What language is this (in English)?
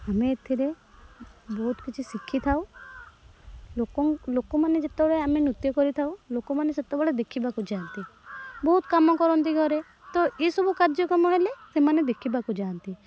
Odia